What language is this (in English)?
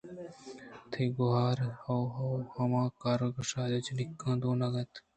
Eastern Balochi